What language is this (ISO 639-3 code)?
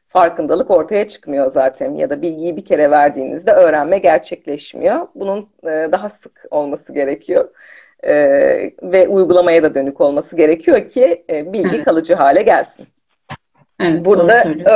tur